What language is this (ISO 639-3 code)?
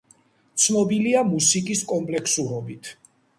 kat